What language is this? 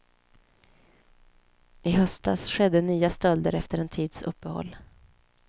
Swedish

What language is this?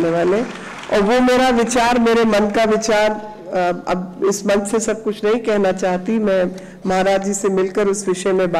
Hindi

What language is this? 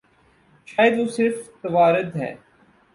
Urdu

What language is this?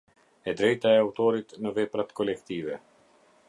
Albanian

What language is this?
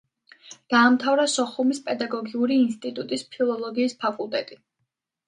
Georgian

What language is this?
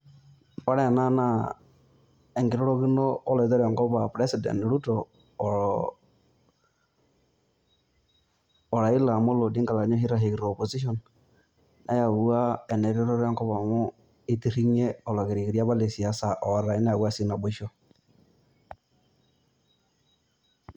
Masai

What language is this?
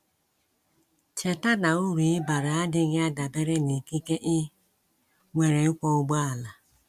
Igbo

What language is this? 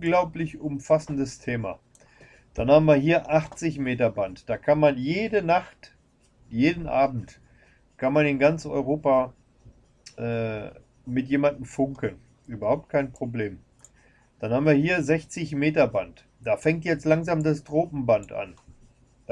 German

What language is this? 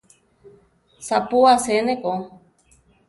Central Tarahumara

